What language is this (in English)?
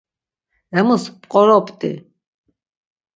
Laz